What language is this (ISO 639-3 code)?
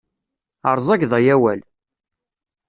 kab